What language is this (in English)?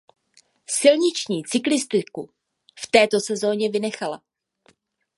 Czech